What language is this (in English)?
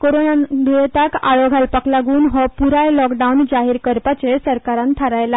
Konkani